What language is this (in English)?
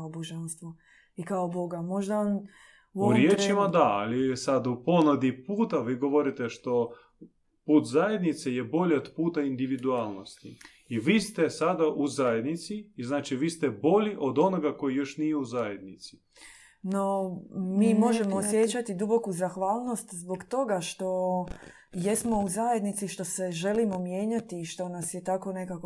Croatian